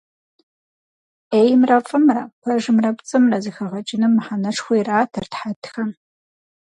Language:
Kabardian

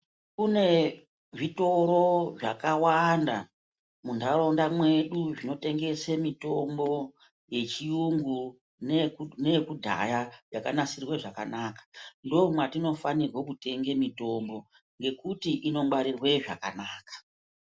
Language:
Ndau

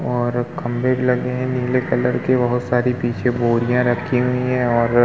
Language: Hindi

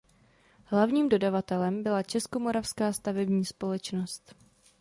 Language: Czech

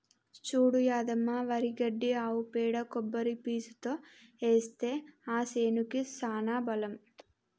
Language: Telugu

